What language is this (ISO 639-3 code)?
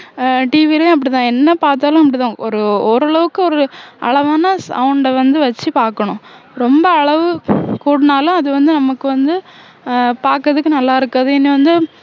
tam